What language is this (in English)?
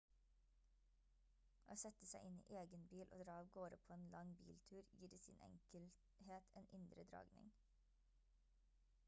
Norwegian Bokmål